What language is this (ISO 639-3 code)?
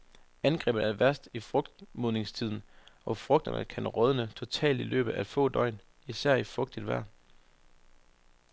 dan